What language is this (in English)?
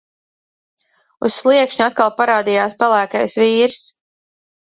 Latvian